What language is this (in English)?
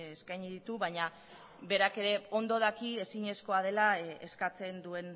Basque